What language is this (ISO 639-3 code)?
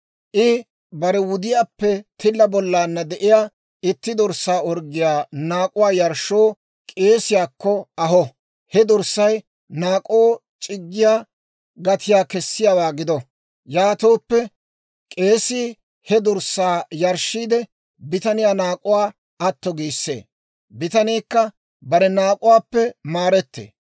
dwr